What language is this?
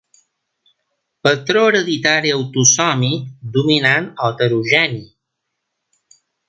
Catalan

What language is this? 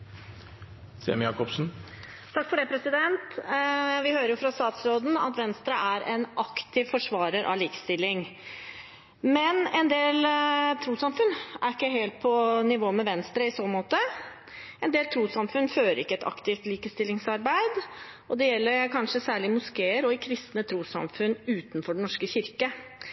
Norwegian Bokmål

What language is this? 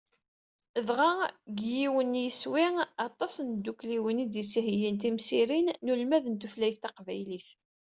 Kabyle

